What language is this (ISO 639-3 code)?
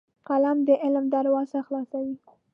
pus